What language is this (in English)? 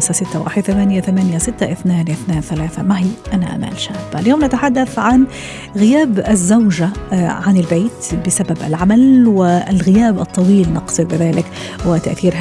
Arabic